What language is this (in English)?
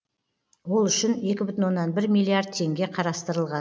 Kazakh